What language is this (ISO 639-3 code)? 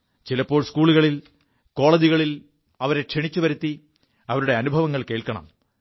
mal